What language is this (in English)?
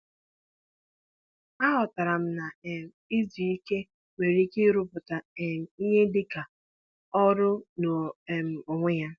Igbo